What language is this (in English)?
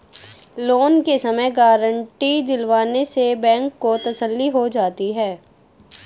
Hindi